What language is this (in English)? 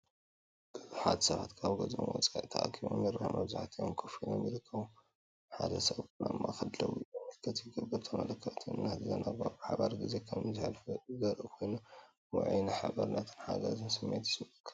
Tigrinya